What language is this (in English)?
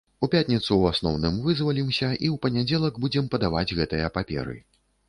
Belarusian